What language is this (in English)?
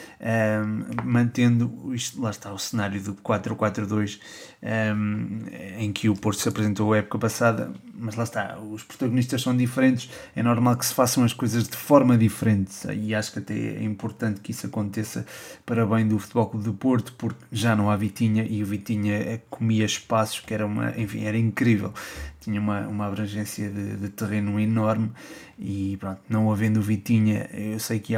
Portuguese